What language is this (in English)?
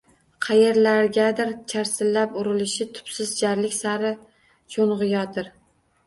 Uzbek